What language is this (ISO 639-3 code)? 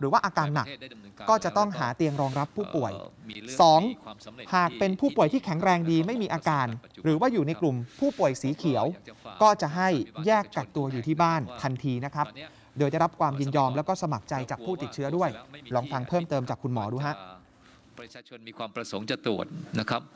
tha